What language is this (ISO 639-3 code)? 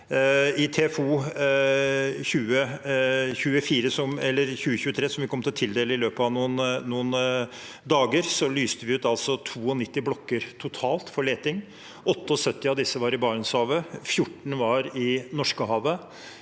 nor